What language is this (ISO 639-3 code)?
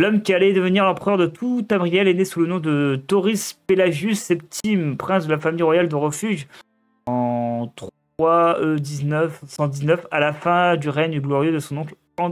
fra